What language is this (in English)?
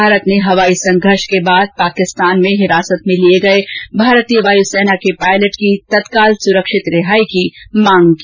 Hindi